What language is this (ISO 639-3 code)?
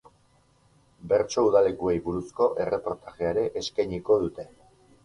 eus